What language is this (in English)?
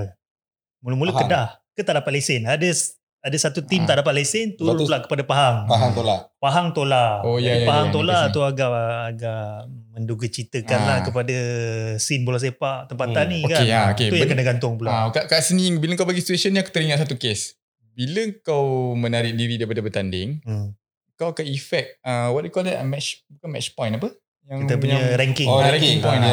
Malay